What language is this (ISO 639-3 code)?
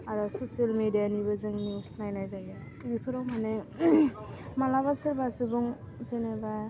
brx